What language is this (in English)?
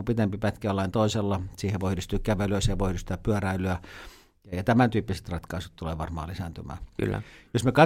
Finnish